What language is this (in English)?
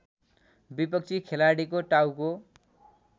Nepali